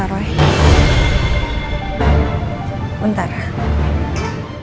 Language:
Indonesian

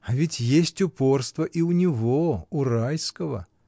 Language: Russian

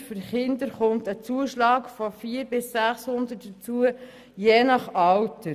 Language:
Swiss German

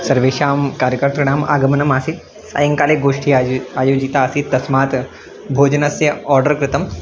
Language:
Sanskrit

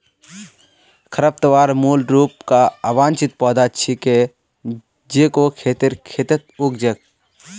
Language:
Magahi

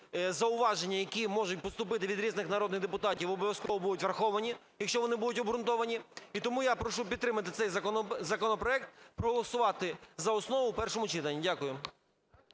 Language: Ukrainian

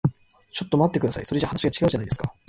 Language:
Japanese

